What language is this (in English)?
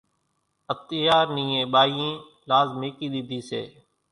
Kachi Koli